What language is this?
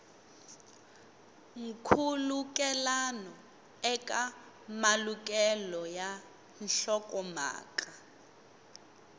Tsonga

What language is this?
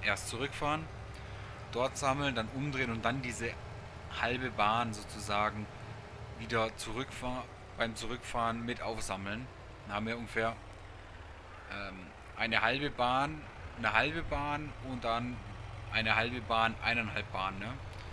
German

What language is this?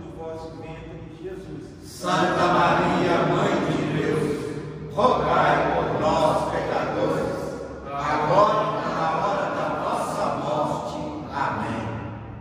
Portuguese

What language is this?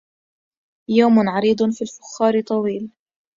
Arabic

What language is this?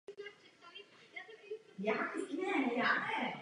Czech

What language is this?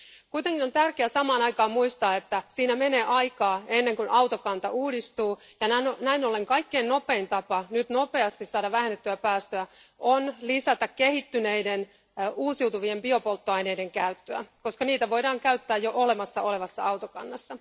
Finnish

